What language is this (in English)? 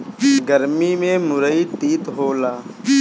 Bhojpuri